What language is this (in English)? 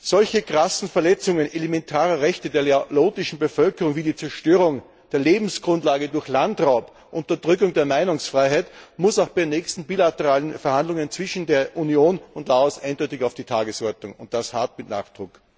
German